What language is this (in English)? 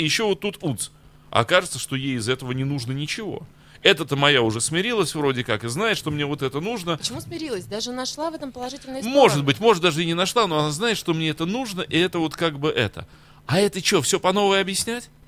Russian